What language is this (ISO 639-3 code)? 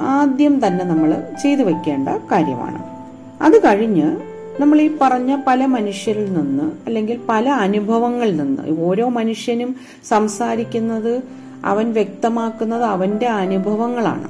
mal